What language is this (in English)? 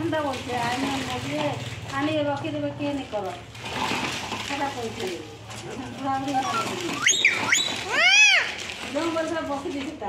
Indonesian